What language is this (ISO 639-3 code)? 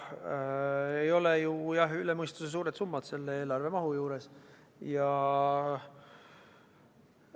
est